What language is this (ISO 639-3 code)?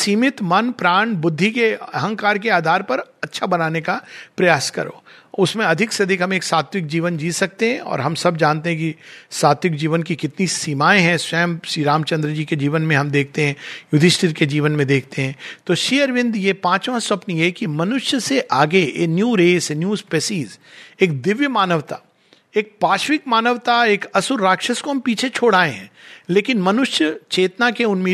hin